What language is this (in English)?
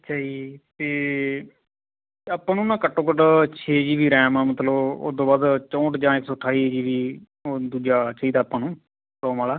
Punjabi